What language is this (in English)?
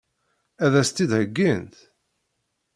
Kabyle